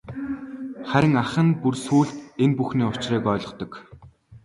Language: Mongolian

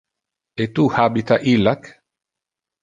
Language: Interlingua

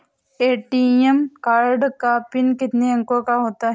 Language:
Hindi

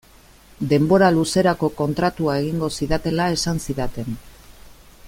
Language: Basque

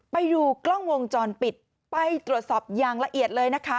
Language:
Thai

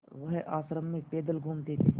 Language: Hindi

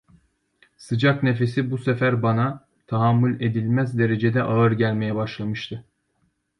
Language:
Turkish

